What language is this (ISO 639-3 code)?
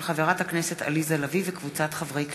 heb